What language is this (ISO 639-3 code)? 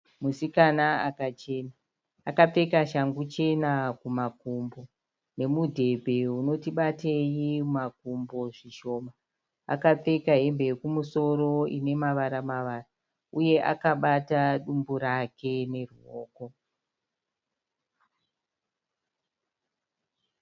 sna